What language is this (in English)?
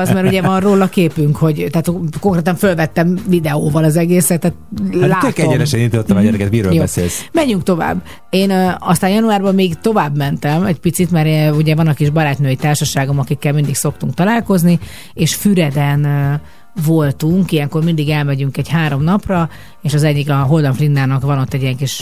Hungarian